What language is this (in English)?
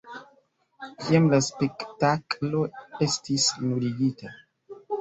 Esperanto